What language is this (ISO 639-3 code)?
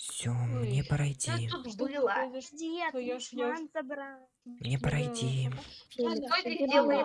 rus